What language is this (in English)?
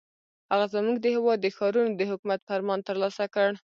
Pashto